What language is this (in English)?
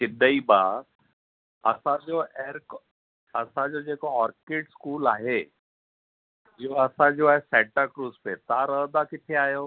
Sindhi